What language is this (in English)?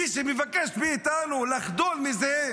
Hebrew